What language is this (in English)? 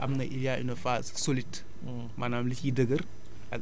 Wolof